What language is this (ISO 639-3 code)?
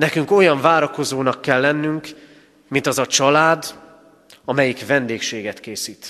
hun